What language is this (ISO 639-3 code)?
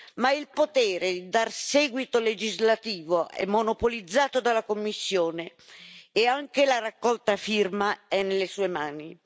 ita